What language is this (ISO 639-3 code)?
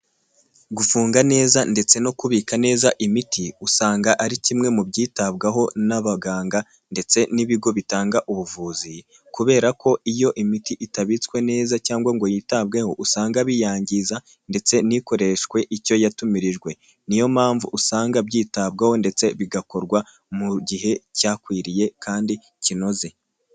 kin